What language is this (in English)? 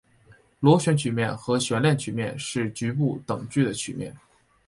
Chinese